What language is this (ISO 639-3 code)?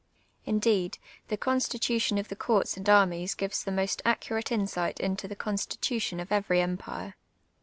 eng